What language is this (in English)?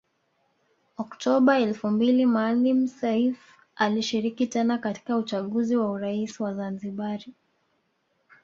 Swahili